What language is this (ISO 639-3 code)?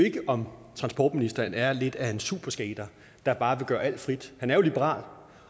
dan